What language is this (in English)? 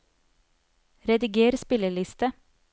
Norwegian